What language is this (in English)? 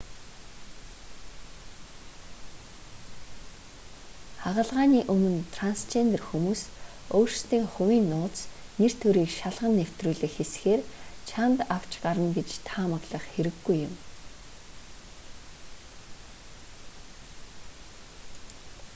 Mongolian